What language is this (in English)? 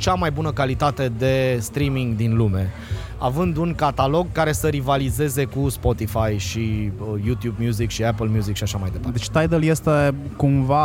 Romanian